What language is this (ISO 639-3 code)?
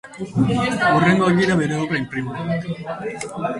eus